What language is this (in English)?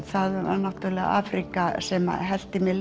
Icelandic